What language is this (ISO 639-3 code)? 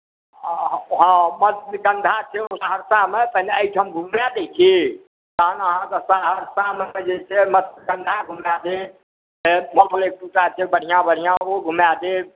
mai